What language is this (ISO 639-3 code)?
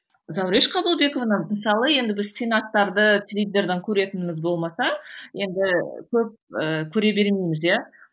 kaz